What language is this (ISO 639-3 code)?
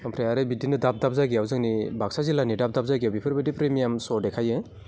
brx